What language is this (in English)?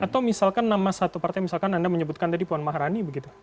Indonesian